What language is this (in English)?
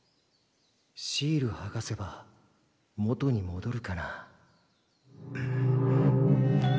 Japanese